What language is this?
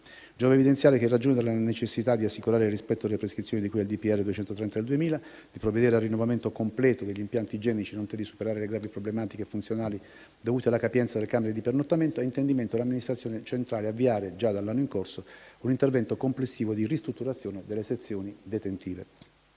Italian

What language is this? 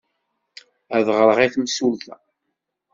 Kabyle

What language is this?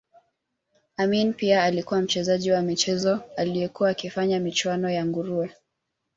Swahili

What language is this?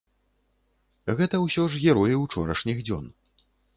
Belarusian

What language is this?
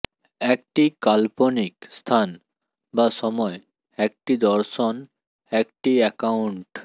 Bangla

